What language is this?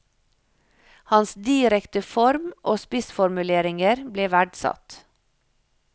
Norwegian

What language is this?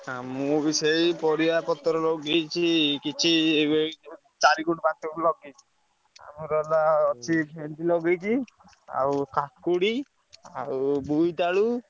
Odia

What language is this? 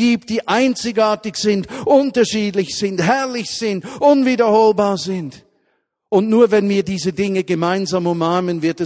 German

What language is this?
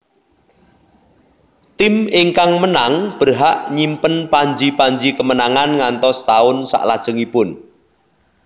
Javanese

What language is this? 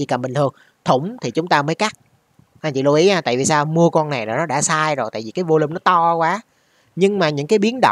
Vietnamese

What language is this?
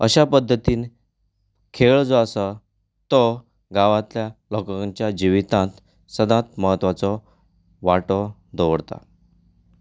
Konkani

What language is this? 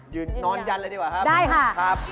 Thai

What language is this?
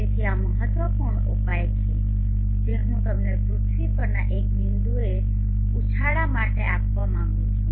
Gujarati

